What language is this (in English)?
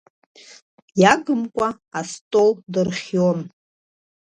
Abkhazian